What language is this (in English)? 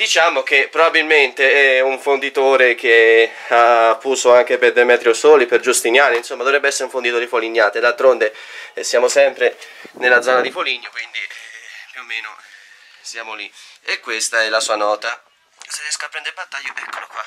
Italian